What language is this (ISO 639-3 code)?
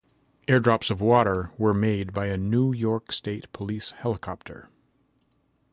eng